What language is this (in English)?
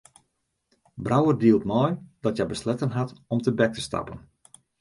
Western Frisian